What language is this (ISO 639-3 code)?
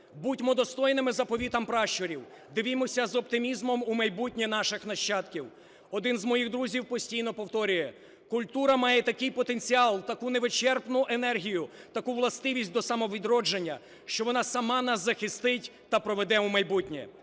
ukr